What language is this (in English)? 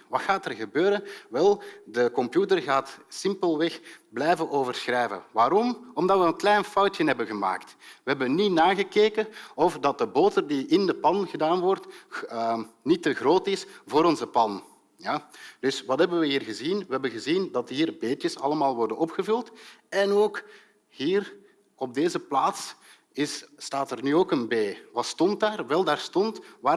Dutch